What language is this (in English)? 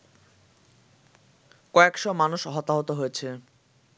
Bangla